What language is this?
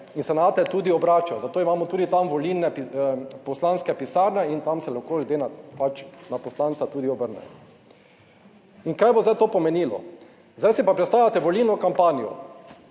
Slovenian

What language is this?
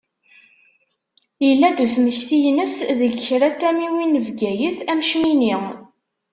Kabyle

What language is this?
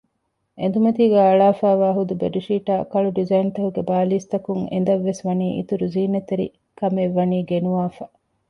Divehi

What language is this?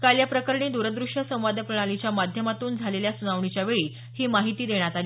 Marathi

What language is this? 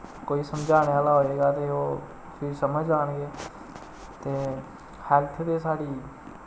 Dogri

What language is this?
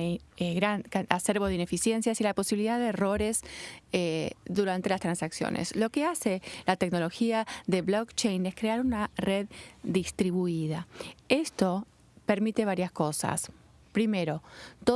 Spanish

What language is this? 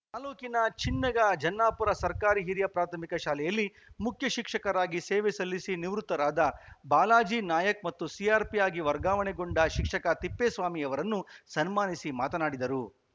Kannada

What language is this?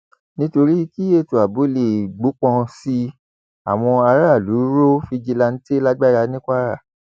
Yoruba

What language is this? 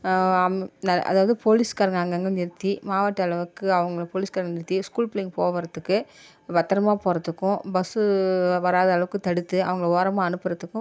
Tamil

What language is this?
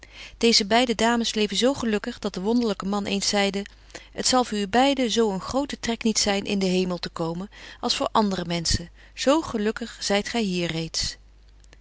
Dutch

